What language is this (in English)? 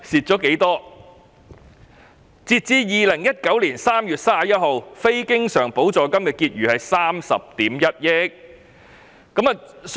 Cantonese